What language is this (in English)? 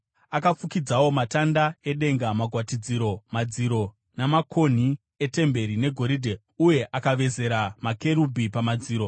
Shona